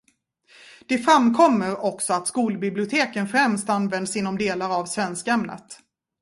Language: Swedish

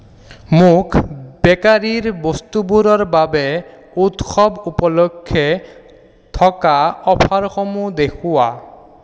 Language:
Assamese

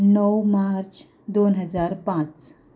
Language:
Konkani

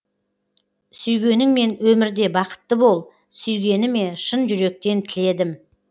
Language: Kazakh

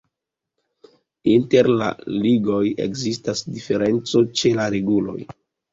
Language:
Esperanto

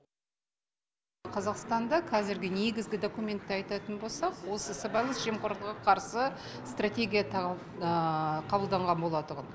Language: Kazakh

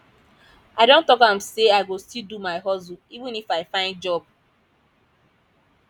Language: Nigerian Pidgin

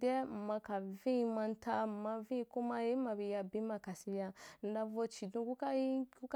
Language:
Wapan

